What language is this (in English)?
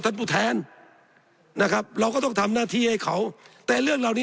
Thai